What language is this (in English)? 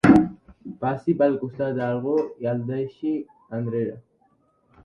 Catalan